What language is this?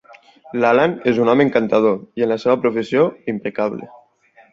Catalan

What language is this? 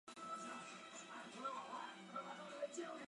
Chinese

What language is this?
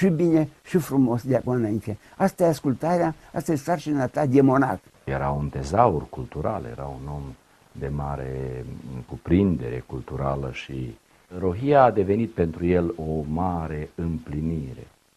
Romanian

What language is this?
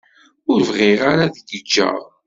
Kabyle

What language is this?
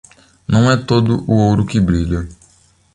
Portuguese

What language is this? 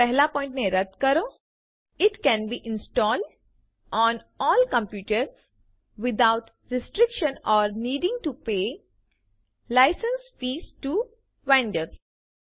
Gujarati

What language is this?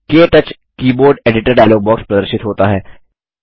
Hindi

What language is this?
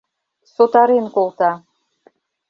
Mari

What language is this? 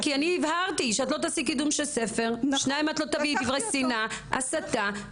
Hebrew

